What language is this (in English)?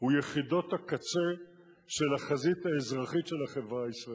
Hebrew